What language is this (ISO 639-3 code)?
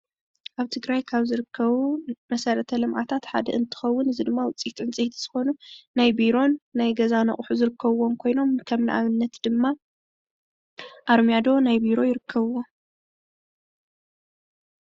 tir